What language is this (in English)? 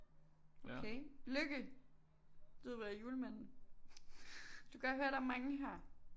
Danish